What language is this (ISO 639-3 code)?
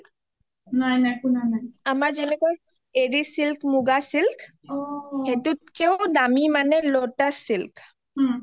asm